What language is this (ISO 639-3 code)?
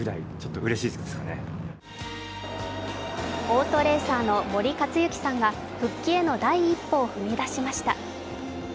jpn